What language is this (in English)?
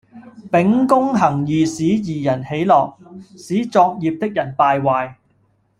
Cantonese